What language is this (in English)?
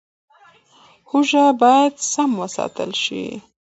Pashto